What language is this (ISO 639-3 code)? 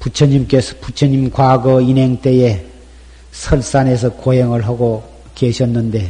kor